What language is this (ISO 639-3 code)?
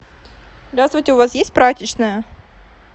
rus